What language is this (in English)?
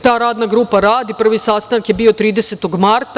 Serbian